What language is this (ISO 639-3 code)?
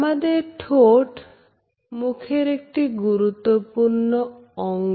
ben